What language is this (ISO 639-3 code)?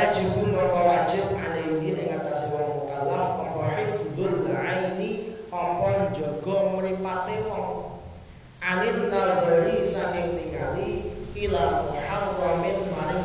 ind